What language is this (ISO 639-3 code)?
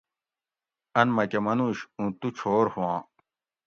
gwc